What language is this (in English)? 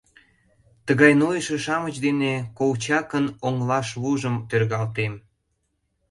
Mari